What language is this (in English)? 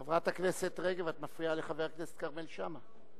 Hebrew